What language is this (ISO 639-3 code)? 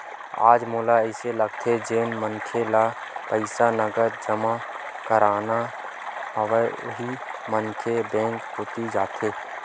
hne